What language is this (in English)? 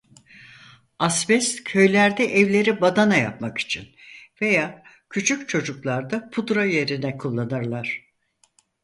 Turkish